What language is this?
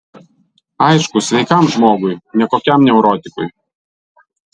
Lithuanian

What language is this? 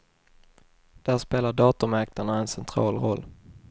Swedish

